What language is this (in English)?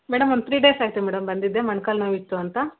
Kannada